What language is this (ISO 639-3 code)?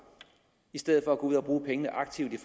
dan